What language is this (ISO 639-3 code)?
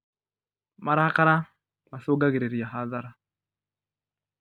kik